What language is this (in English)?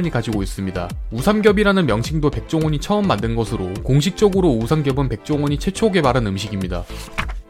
Korean